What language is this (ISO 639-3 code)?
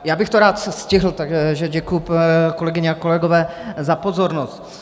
ces